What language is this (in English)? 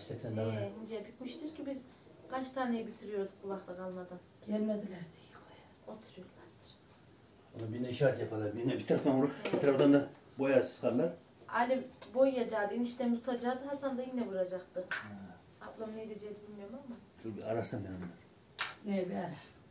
Turkish